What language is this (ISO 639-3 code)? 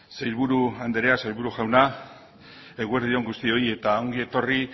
eus